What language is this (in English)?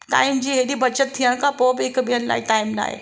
Sindhi